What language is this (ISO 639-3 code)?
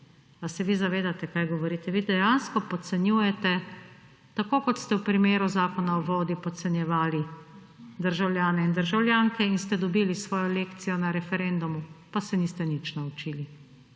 slv